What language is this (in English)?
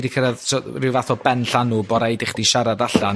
Welsh